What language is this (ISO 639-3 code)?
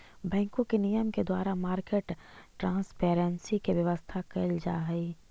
mag